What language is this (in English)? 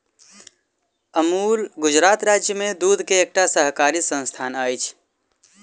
Maithili